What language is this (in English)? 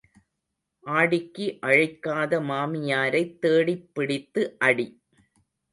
Tamil